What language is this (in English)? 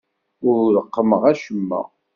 Kabyle